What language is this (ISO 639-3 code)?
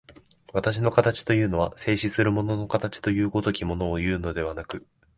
jpn